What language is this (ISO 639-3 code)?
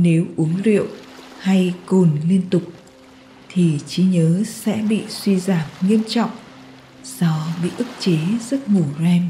vie